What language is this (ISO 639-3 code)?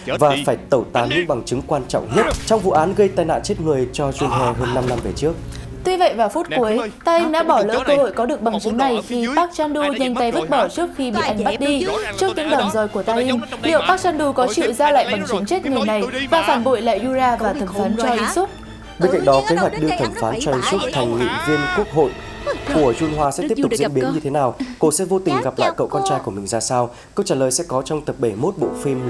vie